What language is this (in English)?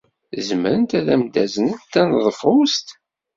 Kabyle